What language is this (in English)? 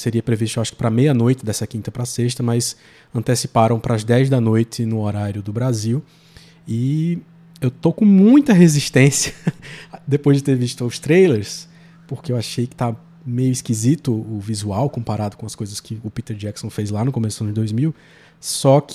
Portuguese